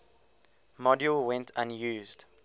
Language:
English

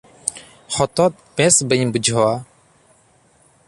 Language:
Santali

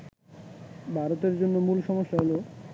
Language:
Bangla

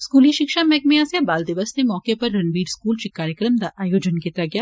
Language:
Dogri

